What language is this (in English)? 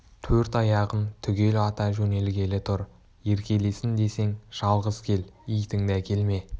Kazakh